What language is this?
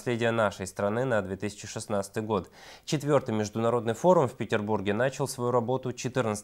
Russian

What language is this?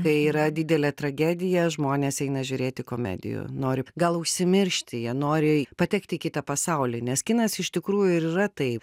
Lithuanian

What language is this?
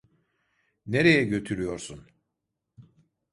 Turkish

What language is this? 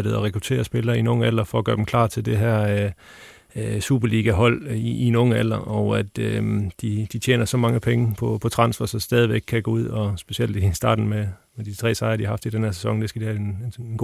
Danish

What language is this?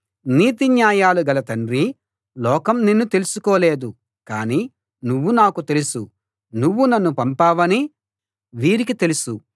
Telugu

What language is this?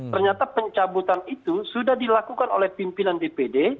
Indonesian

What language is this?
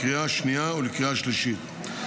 Hebrew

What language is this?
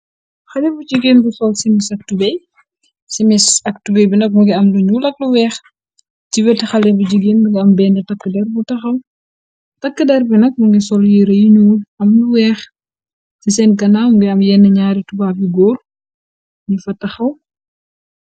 Wolof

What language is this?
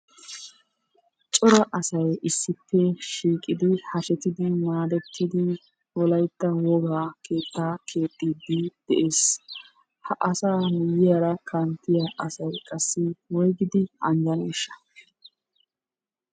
Wolaytta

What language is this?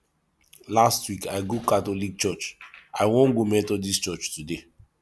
Nigerian Pidgin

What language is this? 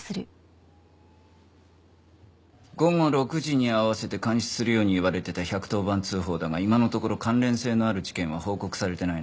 Japanese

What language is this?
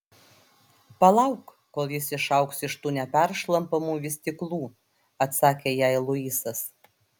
Lithuanian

